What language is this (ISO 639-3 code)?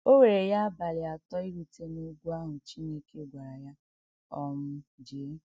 ibo